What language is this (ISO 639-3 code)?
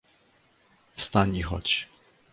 pol